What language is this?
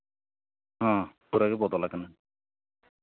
Santali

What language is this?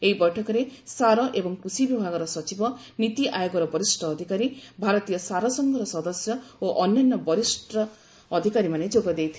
Odia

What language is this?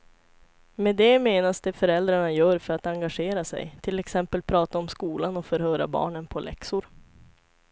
Swedish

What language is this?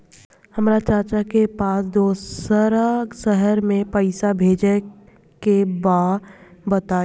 Bhojpuri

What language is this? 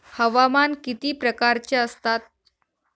Marathi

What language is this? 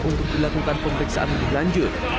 Indonesian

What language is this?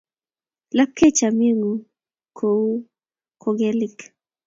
Kalenjin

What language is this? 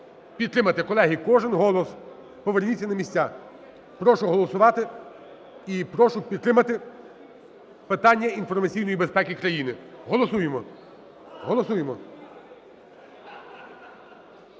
Ukrainian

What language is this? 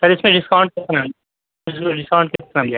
Urdu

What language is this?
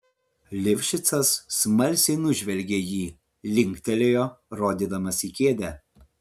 Lithuanian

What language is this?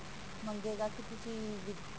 Punjabi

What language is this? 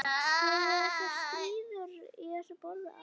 Icelandic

